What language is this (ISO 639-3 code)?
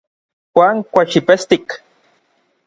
nlv